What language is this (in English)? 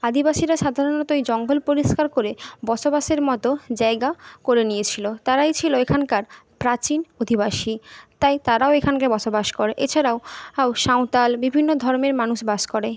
Bangla